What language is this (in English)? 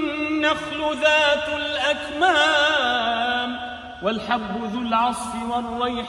Arabic